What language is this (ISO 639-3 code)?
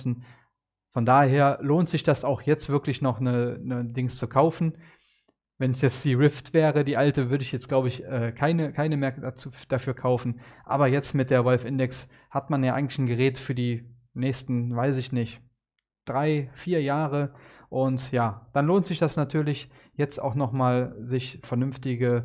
deu